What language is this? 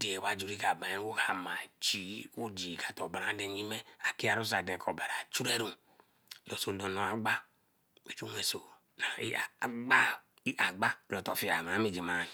Eleme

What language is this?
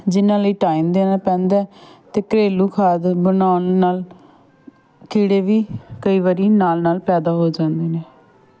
Punjabi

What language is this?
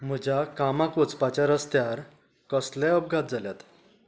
Konkani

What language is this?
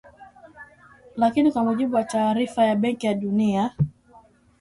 Swahili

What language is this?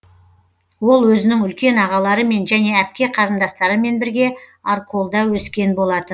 Kazakh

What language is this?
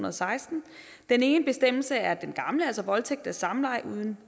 Danish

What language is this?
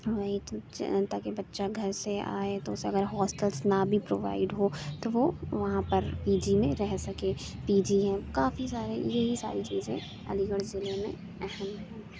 Urdu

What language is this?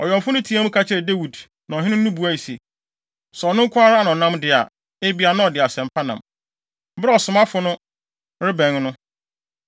Akan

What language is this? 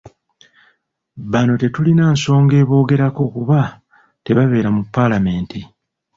Ganda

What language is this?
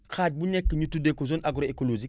Wolof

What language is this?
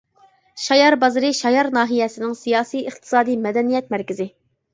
Uyghur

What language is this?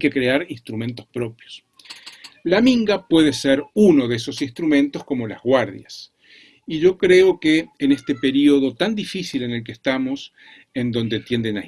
Spanish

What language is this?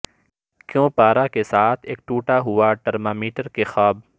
Urdu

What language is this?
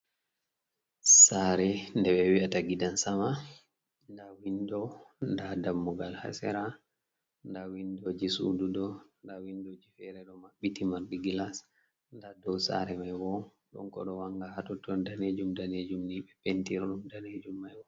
Fula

